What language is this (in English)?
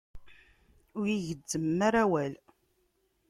Kabyle